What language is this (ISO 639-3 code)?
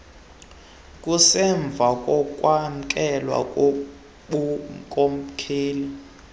xho